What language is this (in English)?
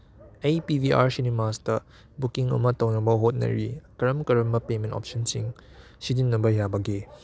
Manipuri